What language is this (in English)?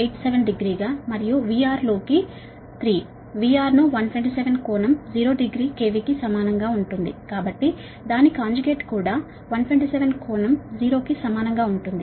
Telugu